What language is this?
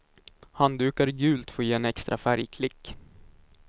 Swedish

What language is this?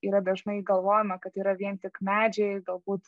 Lithuanian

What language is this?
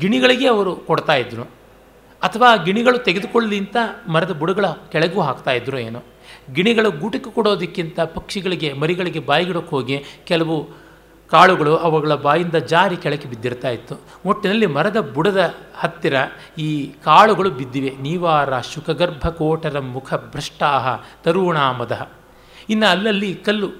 Kannada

